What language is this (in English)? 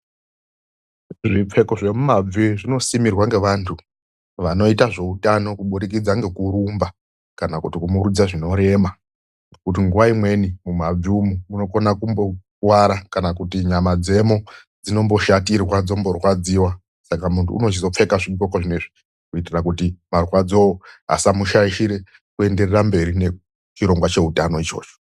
Ndau